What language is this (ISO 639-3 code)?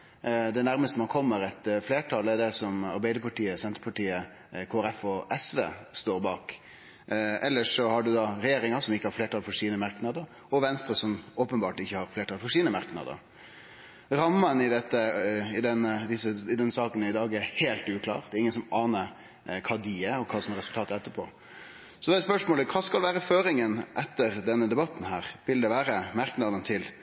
nno